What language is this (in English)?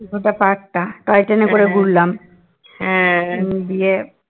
Bangla